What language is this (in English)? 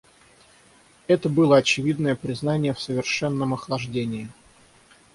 Russian